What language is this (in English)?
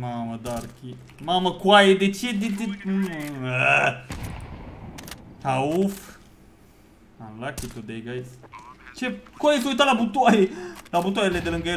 Romanian